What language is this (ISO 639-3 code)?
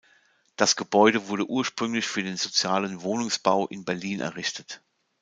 deu